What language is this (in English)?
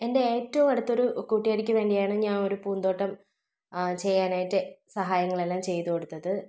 Malayalam